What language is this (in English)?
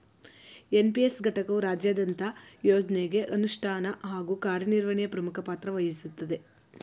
Kannada